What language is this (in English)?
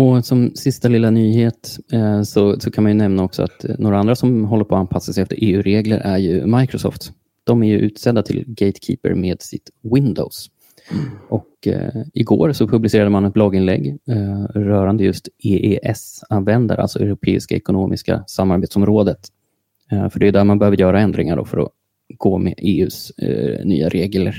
Swedish